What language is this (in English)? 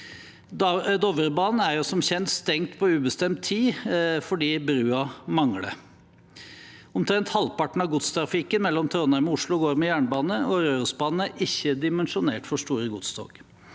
Norwegian